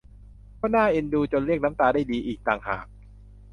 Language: Thai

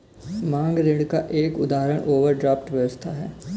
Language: Hindi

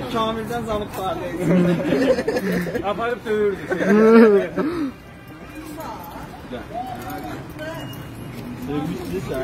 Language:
Turkish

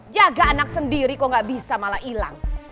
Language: Indonesian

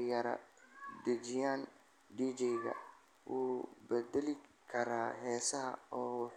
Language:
Somali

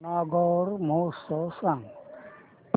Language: Marathi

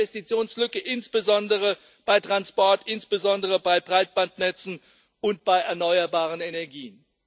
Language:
German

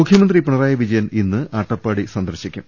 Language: Malayalam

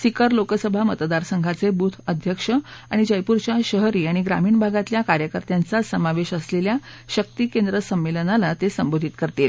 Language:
Marathi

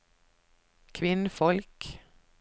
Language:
Norwegian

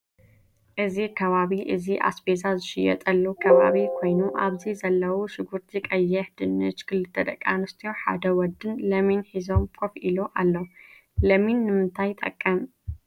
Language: Tigrinya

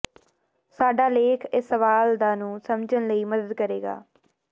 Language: Punjabi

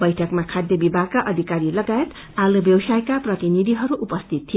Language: Nepali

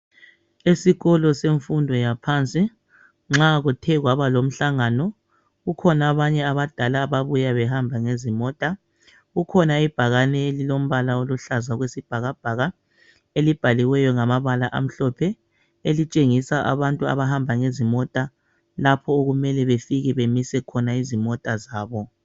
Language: North Ndebele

